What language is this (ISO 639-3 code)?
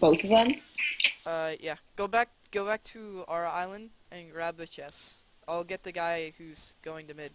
eng